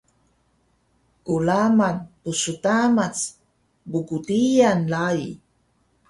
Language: Taroko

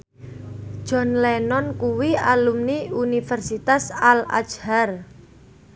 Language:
Javanese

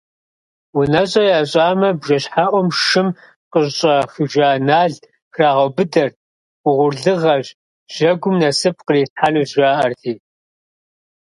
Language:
Kabardian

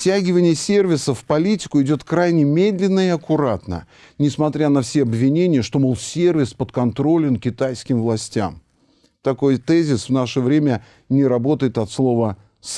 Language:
Russian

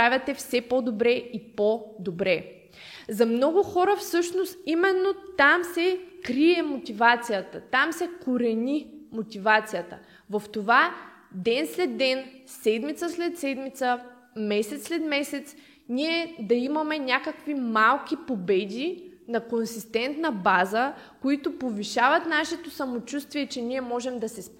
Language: Bulgarian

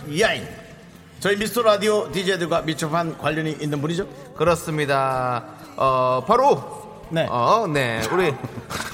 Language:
Korean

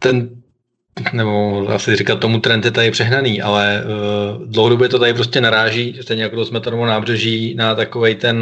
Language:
Czech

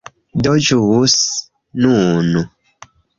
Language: Esperanto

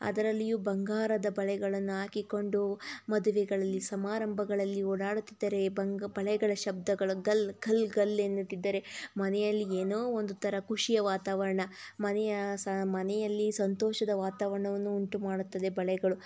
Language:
Kannada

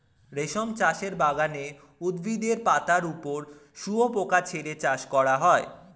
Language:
Bangla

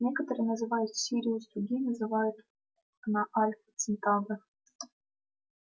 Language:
Russian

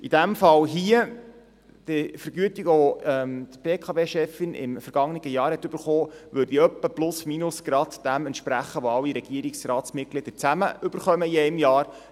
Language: Swiss German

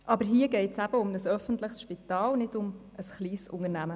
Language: Swiss German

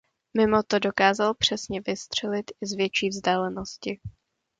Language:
Czech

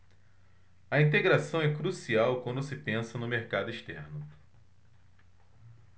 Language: Portuguese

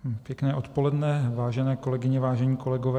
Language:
Czech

